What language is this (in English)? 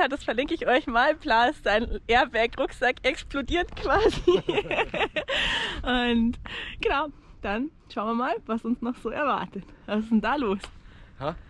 German